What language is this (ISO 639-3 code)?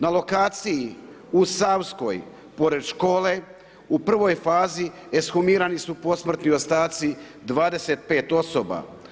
hrv